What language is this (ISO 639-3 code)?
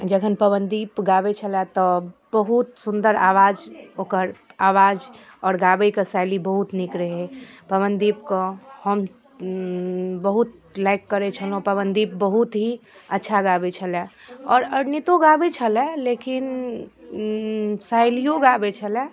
mai